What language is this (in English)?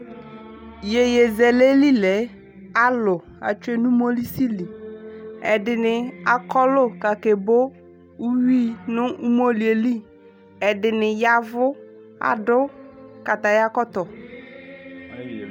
Ikposo